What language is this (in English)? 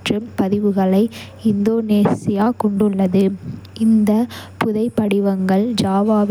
Kota (India)